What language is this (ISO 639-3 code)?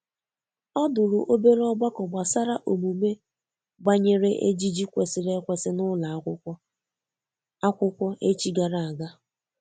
ibo